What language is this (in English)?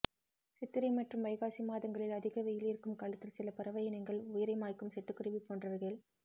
Tamil